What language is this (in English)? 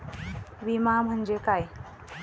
Marathi